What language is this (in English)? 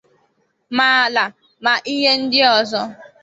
Igbo